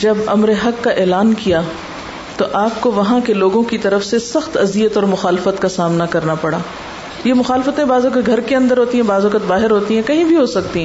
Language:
Urdu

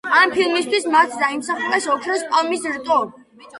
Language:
Georgian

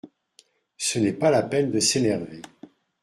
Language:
French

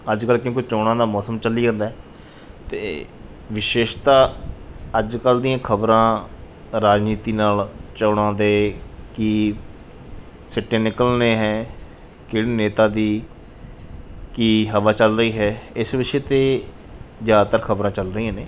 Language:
Punjabi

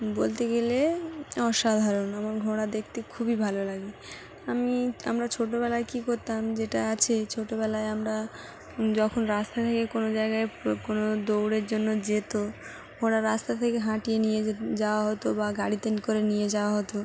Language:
Bangla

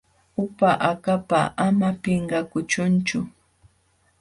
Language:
Jauja Wanca Quechua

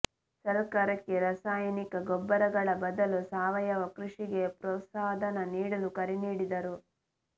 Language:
Kannada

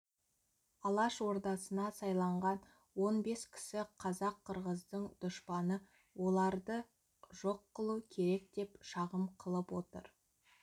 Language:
Kazakh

